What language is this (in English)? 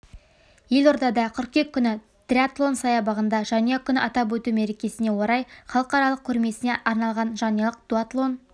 Kazakh